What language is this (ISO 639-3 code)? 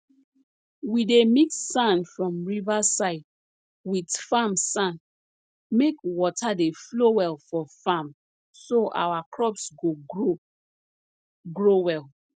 pcm